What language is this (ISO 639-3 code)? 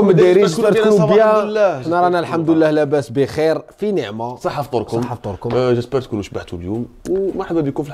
ara